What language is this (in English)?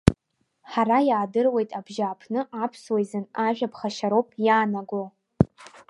Abkhazian